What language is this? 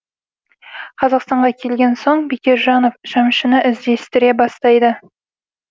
Kazakh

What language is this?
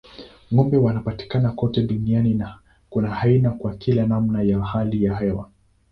Swahili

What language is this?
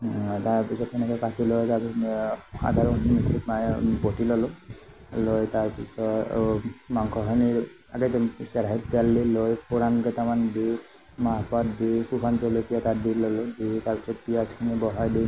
Assamese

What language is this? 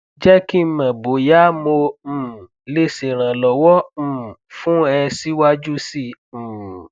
Yoruba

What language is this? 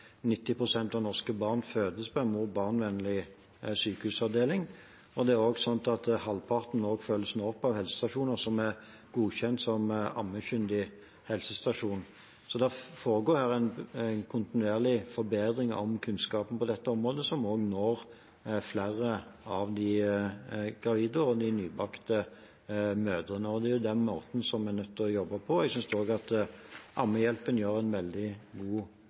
Norwegian Bokmål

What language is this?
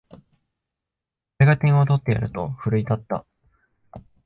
Japanese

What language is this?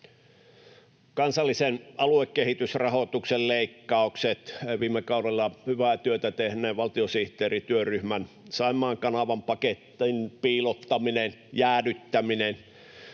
Finnish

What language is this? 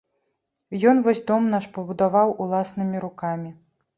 Belarusian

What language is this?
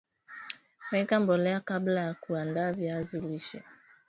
Swahili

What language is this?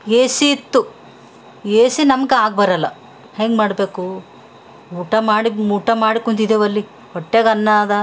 Kannada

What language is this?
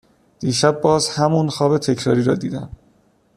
Persian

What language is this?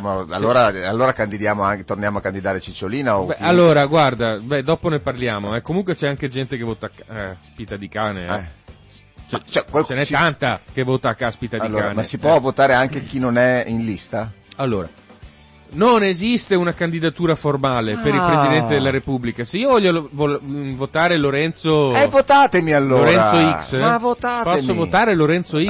Italian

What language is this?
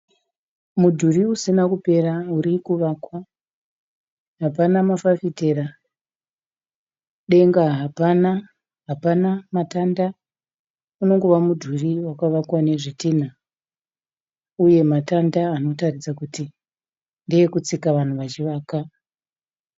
Shona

